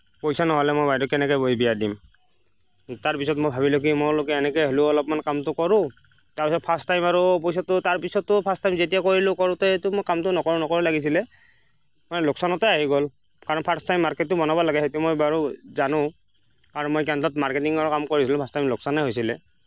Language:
Assamese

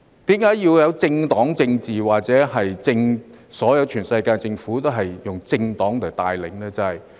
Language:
Cantonese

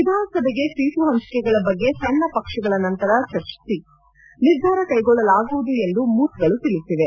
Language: Kannada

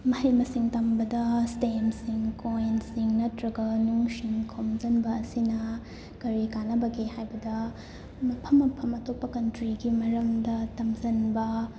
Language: Manipuri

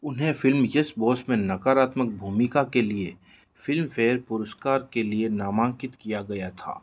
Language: Hindi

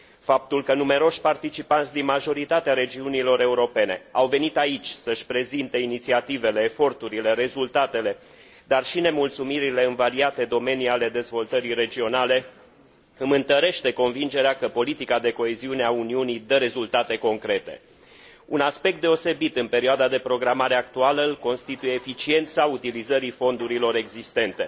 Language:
Romanian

